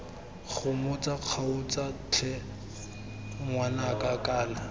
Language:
Tswana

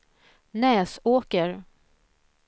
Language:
Swedish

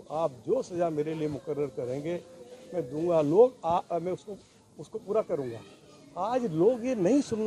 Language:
Hindi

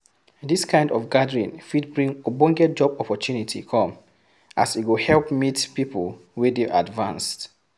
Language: Nigerian Pidgin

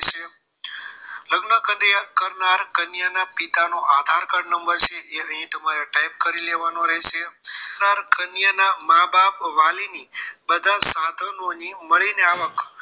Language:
Gujarati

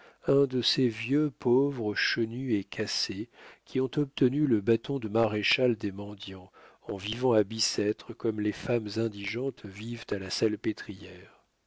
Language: French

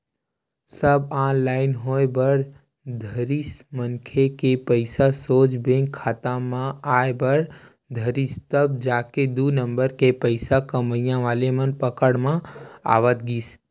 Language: Chhattisgarhi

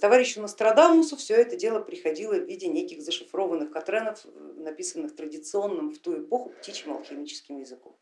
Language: Russian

